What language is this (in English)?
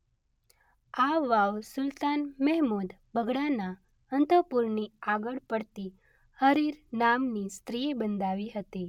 Gujarati